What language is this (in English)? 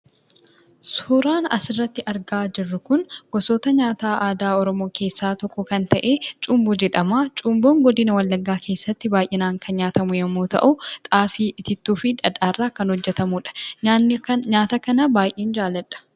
Oromo